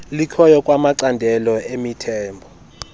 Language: Xhosa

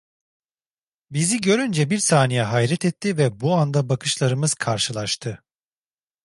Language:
Turkish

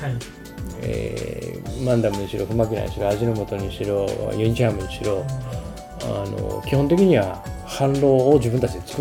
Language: Japanese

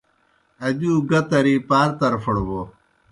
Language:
Kohistani Shina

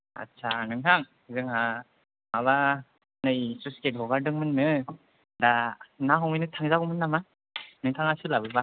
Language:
Bodo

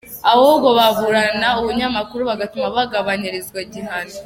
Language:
Kinyarwanda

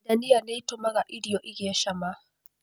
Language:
Kikuyu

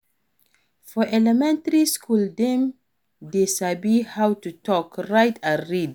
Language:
Nigerian Pidgin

